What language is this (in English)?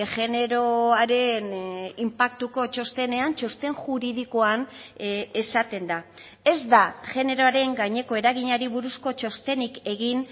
Basque